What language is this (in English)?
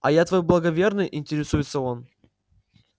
Russian